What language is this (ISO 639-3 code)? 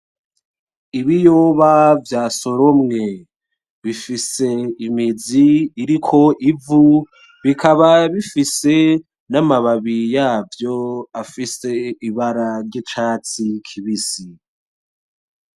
run